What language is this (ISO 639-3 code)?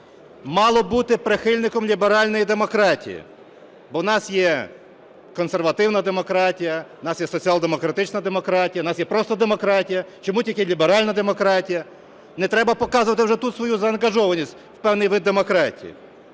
ukr